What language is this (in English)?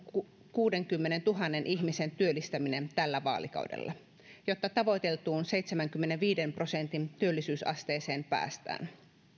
Finnish